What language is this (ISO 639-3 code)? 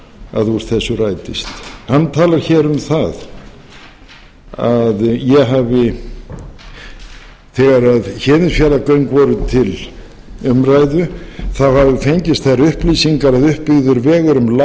isl